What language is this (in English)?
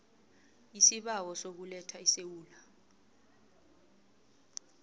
South Ndebele